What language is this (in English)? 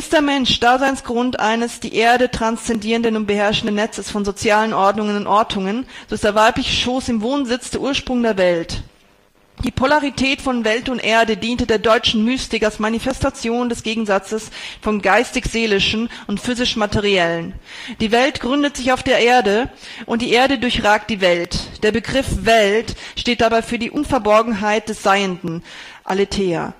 German